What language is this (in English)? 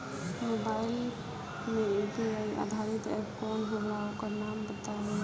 Bhojpuri